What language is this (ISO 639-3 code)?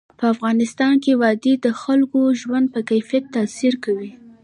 pus